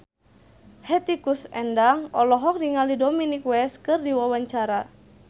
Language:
Sundanese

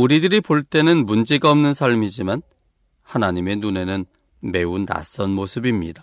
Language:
Korean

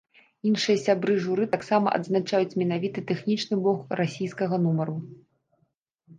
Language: Belarusian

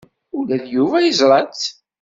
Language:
Kabyle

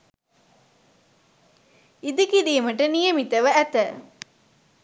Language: Sinhala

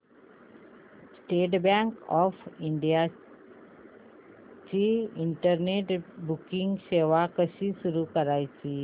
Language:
Marathi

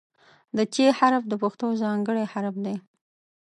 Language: Pashto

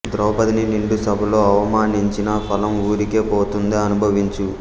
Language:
Telugu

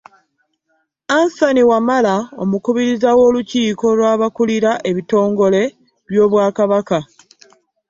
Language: Ganda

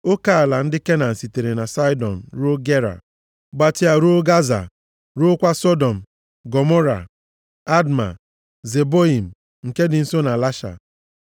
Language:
Igbo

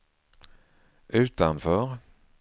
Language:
Swedish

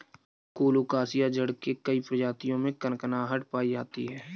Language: Hindi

